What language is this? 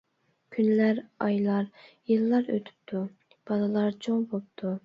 Uyghur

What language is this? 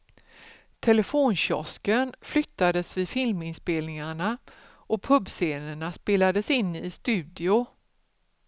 Swedish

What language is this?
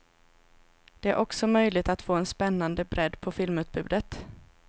Swedish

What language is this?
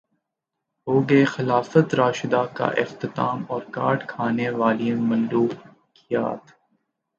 Urdu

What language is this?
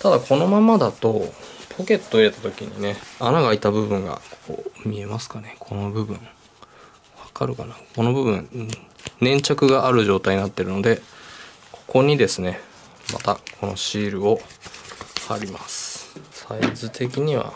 Japanese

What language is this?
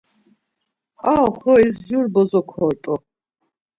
Laz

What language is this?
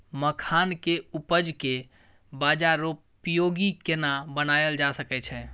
Maithili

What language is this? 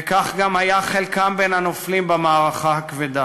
Hebrew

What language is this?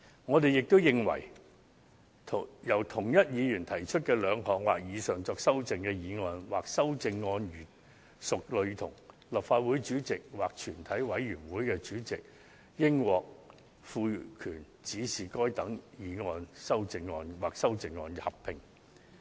Cantonese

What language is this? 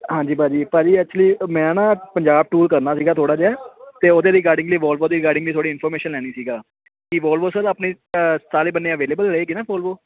Punjabi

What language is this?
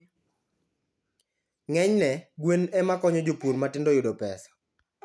Luo (Kenya and Tanzania)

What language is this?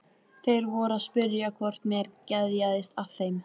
Icelandic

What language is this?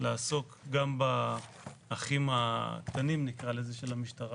Hebrew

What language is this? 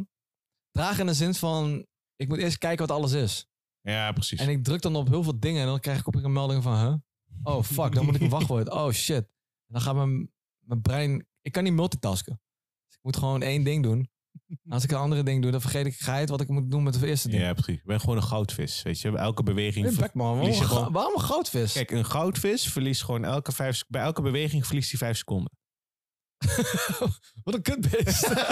Dutch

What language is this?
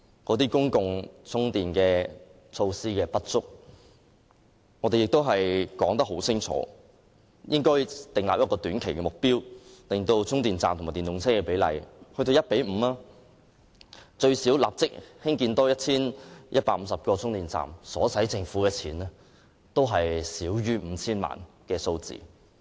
Cantonese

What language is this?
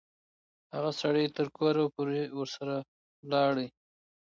Pashto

